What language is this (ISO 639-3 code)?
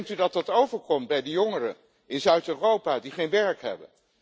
nld